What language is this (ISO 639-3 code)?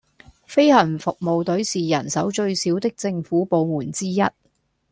yue